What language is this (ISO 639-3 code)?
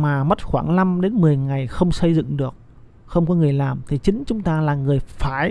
vie